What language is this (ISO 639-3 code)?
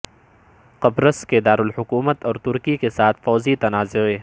urd